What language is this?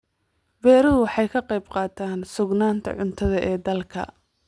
Somali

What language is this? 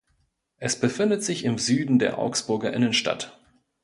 German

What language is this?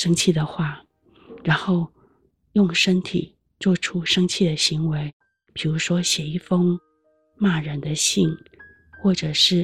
Chinese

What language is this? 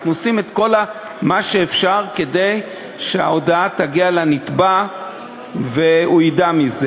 Hebrew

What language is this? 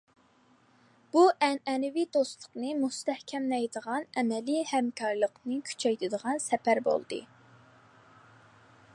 Uyghur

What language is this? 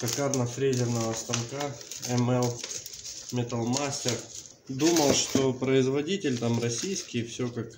Russian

